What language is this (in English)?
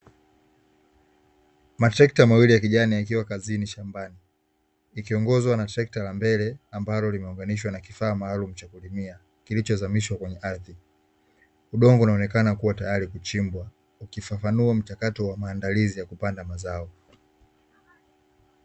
Swahili